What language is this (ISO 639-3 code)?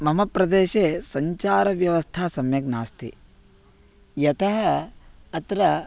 san